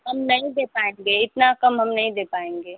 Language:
Hindi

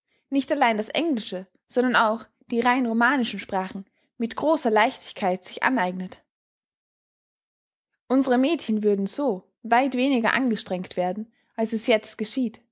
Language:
German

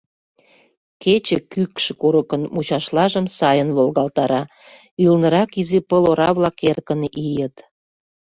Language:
Mari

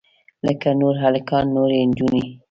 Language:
Pashto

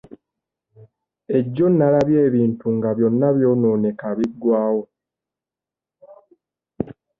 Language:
Ganda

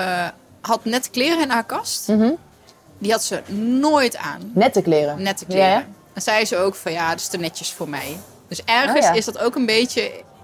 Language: Dutch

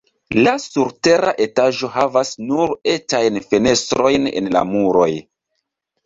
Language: Esperanto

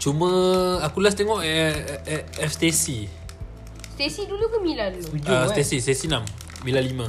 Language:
Malay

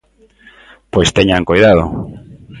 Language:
Galician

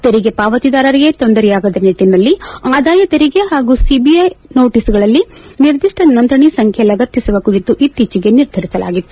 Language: Kannada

